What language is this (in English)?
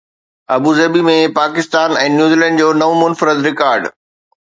Sindhi